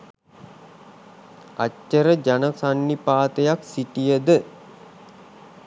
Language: Sinhala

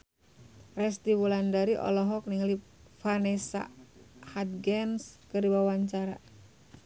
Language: Sundanese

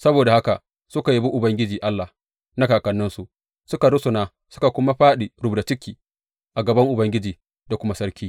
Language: Hausa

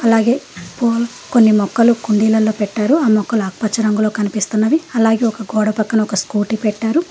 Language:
Telugu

